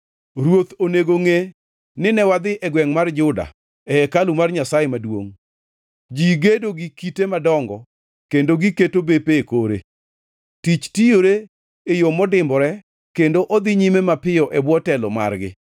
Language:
Luo (Kenya and Tanzania)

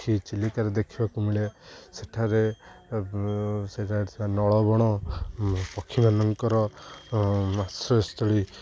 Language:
Odia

